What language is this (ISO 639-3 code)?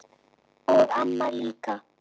isl